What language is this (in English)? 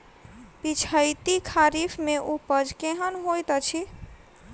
Maithili